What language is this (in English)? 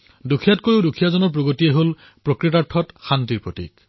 Assamese